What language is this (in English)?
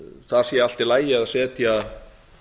Icelandic